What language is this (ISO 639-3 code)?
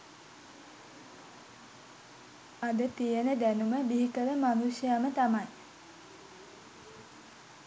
sin